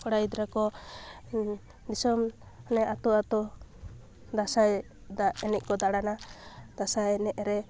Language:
Santali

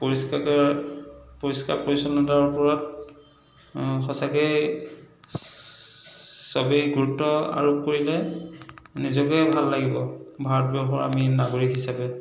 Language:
Assamese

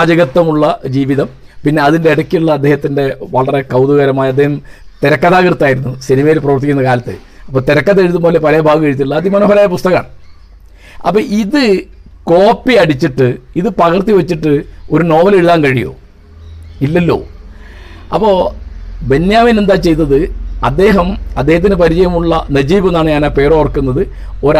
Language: Malayalam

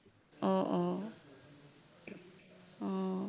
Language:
Assamese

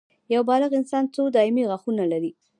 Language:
Pashto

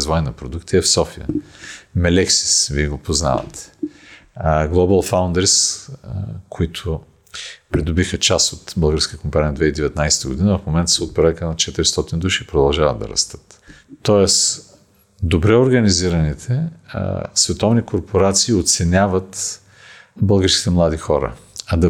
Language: Bulgarian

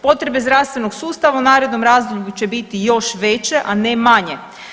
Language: Croatian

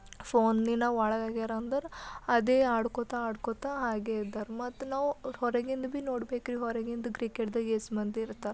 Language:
Kannada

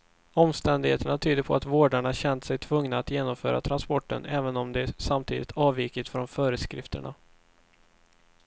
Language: Swedish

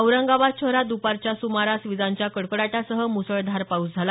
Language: Marathi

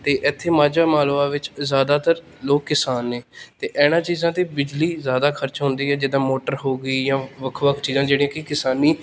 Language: Punjabi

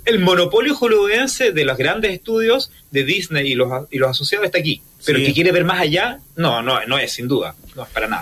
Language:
Spanish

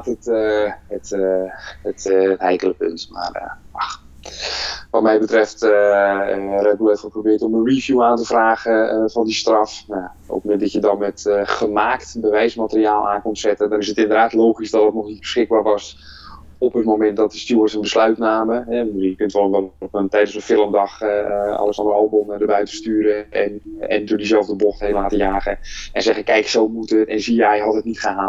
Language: Dutch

